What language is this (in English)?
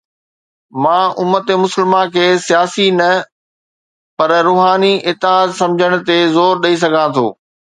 Sindhi